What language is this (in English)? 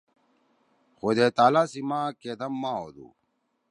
Torwali